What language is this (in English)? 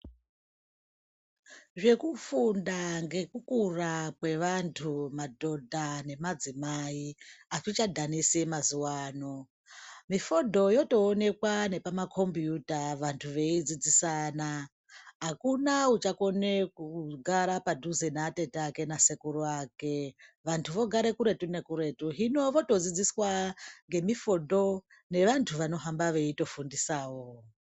Ndau